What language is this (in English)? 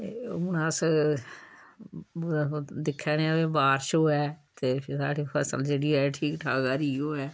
Dogri